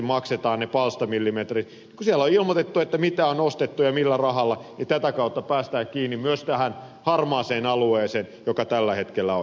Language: Finnish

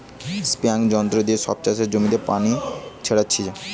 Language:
Bangla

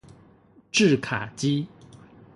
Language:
Chinese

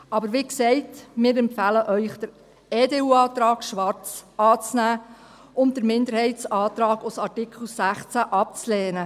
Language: Swiss German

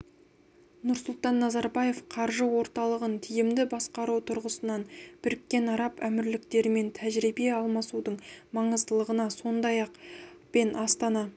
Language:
Kazakh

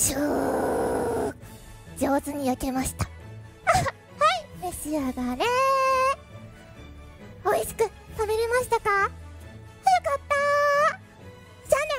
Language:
Japanese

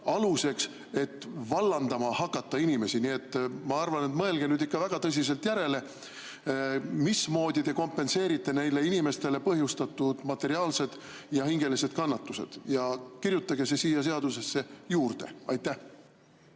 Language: Estonian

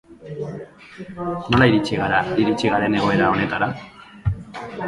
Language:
Basque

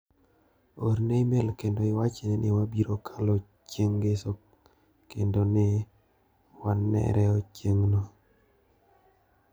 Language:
Luo (Kenya and Tanzania)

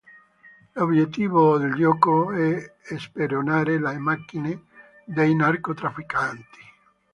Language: Italian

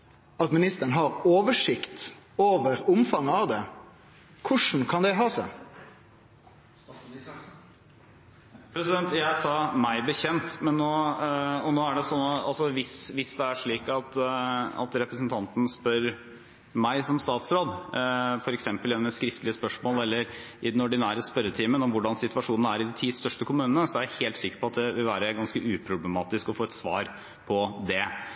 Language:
Norwegian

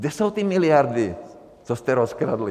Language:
Czech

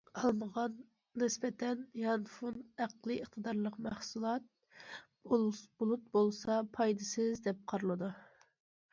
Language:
Uyghur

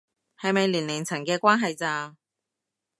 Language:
Cantonese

